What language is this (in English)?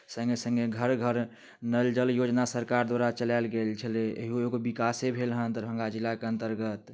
Maithili